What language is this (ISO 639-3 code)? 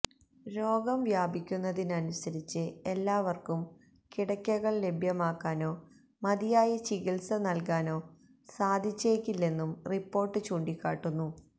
mal